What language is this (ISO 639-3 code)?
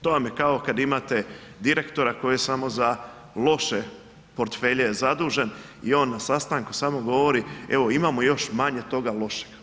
hrv